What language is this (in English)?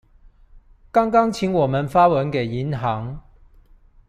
Chinese